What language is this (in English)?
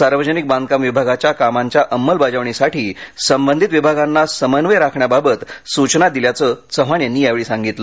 Marathi